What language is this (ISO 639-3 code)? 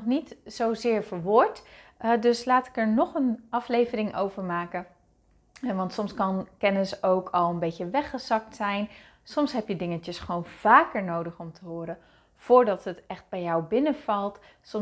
nld